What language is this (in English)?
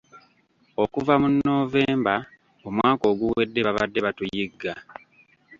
Ganda